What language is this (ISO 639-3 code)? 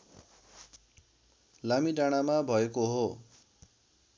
nep